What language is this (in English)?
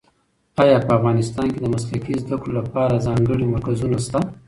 Pashto